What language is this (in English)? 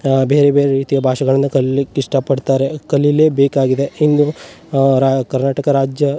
Kannada